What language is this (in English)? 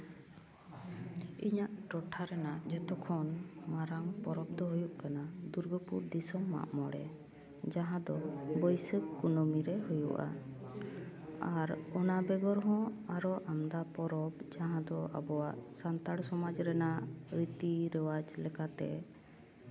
Santali